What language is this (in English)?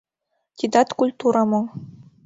Mari